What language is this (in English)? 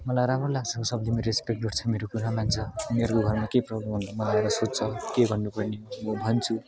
Nepali